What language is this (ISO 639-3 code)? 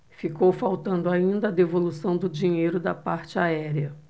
por